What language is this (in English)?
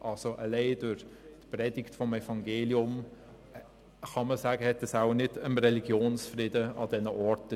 Swiss German